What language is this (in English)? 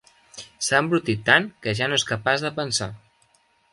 Catalan